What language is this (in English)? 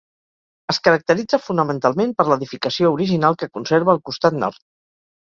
Catalan